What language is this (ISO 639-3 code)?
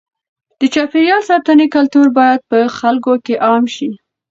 pus